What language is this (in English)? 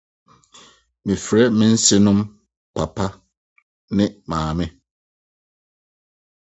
Akan